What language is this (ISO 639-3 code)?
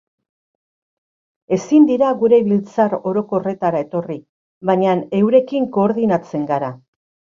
eus